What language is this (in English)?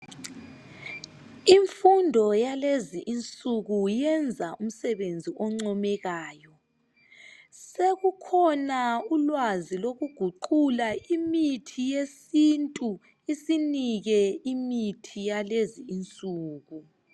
North Ndebele